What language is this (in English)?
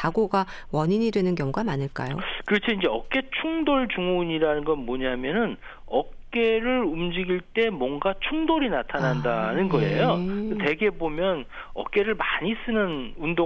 Korean